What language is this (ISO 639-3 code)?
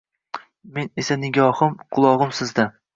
uzb